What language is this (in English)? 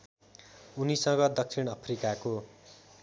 Nepali